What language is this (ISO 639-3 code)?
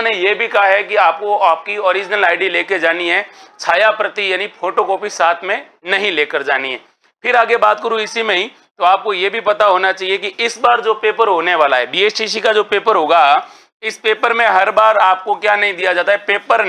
hin